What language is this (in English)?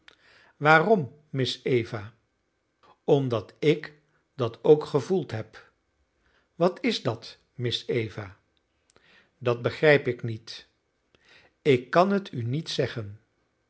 Dutch